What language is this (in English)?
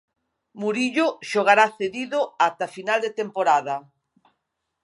Galician